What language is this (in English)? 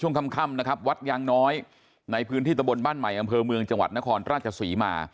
Thai